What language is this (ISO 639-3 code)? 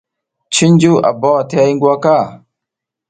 giz